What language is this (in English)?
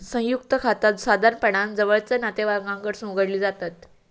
Marathi